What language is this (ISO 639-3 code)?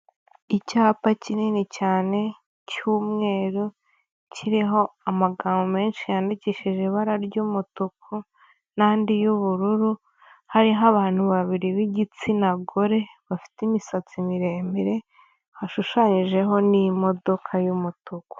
kin